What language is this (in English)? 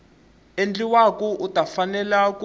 Tsonga